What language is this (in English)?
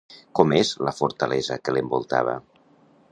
Catalan